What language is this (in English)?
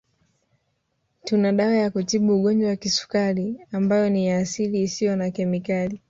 Swahili